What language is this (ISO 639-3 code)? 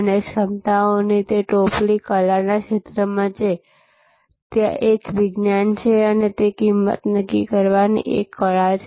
guj